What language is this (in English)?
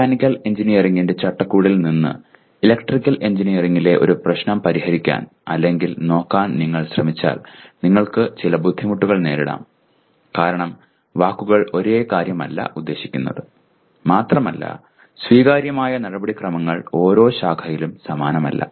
Malayalam